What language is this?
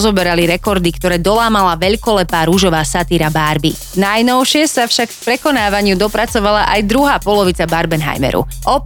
Slovak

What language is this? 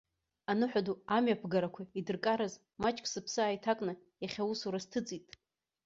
Abkhazian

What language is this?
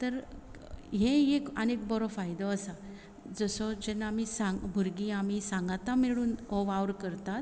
Konkani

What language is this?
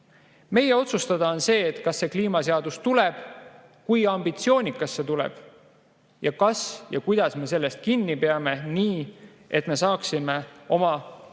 Estonian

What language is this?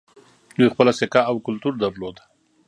Pashto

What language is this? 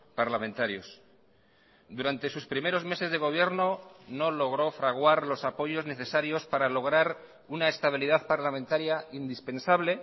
Spanish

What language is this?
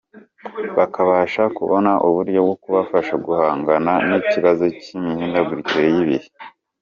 Kinyarwanda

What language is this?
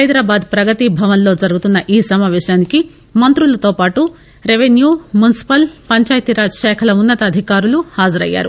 Telugu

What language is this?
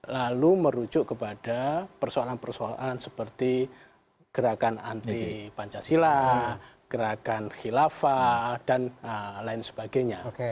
Indonesian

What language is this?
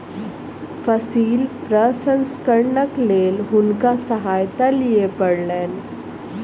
Maithili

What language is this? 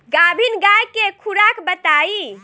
Bhojpuri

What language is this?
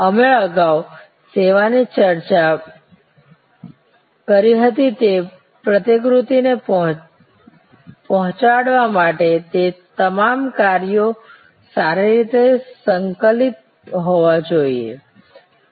Gujarati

